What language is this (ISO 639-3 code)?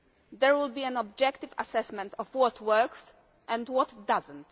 eng